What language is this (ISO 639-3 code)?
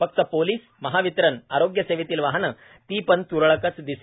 mar